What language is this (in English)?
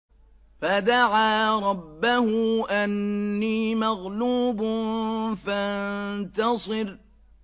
Arabic